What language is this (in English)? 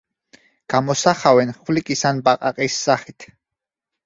Georgian